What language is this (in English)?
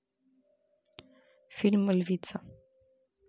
Russian